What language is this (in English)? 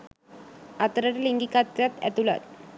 Sinhala